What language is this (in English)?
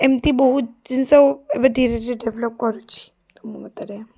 Odia